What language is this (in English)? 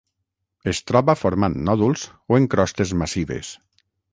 Catalan